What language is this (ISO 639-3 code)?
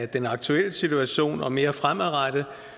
dan